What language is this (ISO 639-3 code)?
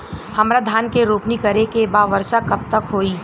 bho